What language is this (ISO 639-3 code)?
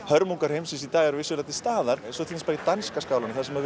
isl